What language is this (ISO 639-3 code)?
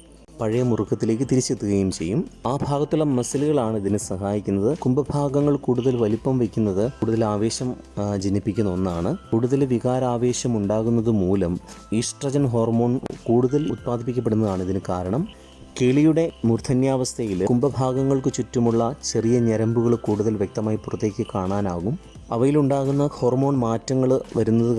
mal